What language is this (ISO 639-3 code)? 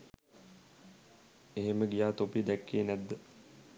sin